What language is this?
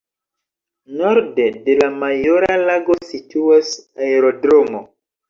Esperanto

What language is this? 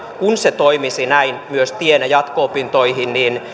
Finnish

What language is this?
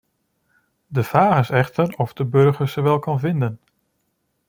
Dutch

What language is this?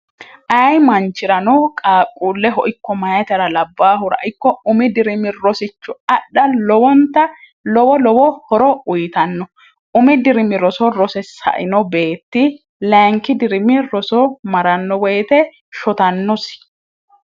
Sidamo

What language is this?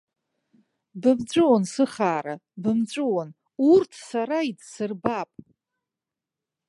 Abkhazian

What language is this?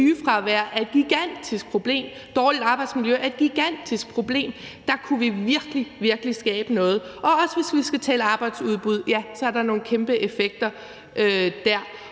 Danish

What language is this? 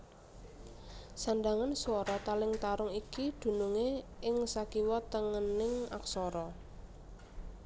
Javanese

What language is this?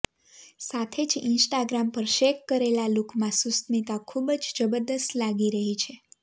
Gujarati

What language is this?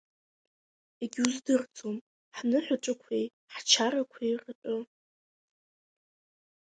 Abkhazian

